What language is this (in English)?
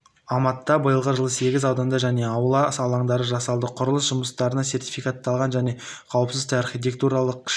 Kazakh